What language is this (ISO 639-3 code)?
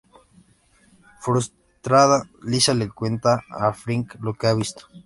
spa